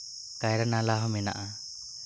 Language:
Santali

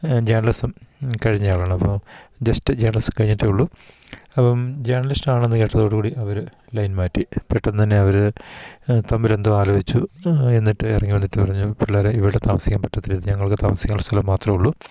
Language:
Malayalam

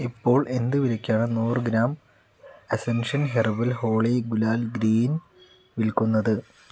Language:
Malayalam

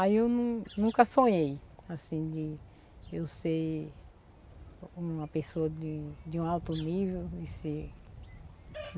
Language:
Portuguese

